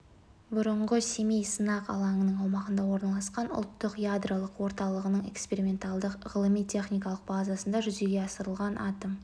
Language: Kazakh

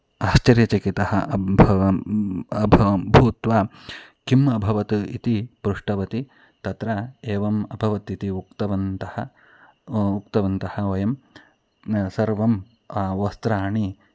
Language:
Sanskrit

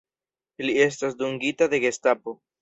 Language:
Esperanto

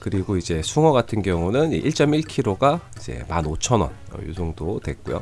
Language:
Korean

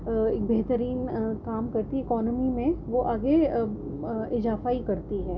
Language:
Urdu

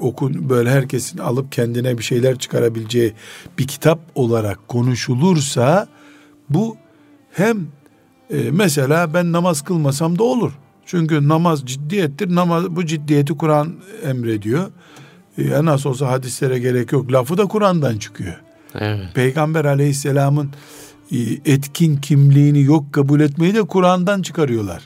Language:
Turkish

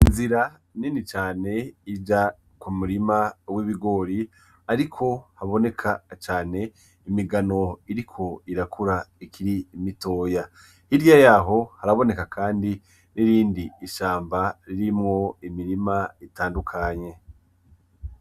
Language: Rundi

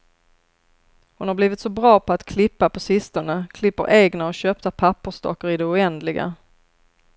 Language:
Swedish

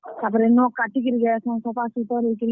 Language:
Odia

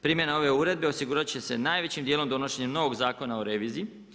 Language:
Croatian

